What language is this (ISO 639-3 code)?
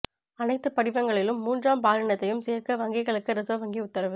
tam